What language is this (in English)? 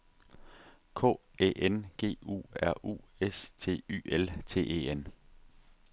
Danish